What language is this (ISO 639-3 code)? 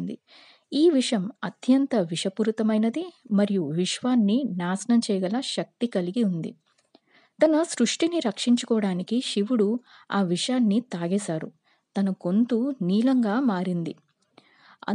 tel